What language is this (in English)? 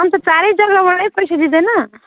Nepali